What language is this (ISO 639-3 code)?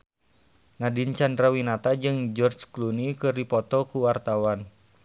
sun